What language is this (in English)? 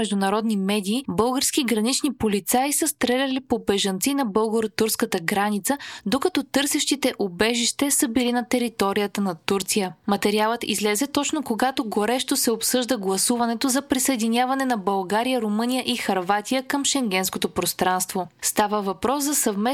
Bulgarian